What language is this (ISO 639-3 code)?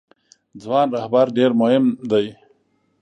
pus